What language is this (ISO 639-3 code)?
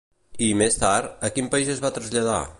cat